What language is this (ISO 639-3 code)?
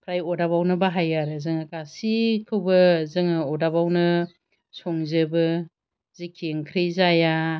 brx